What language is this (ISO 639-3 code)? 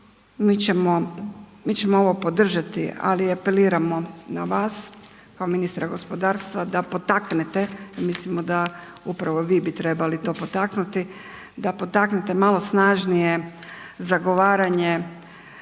hrv